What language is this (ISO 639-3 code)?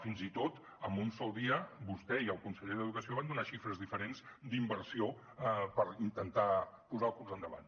cat